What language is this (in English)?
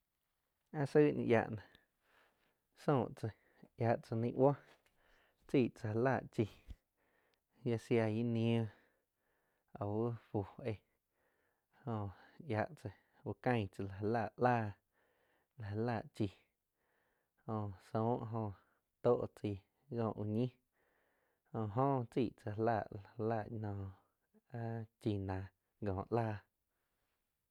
Quiotepec Chinantec